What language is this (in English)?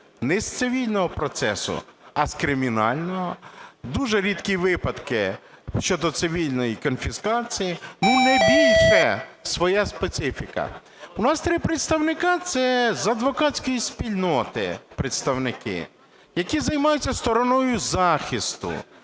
Ukrainian